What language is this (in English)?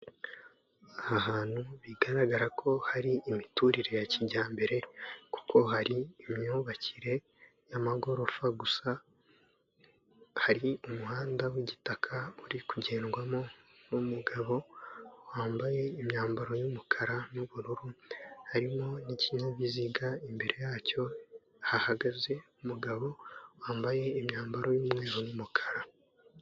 Kinyarwanda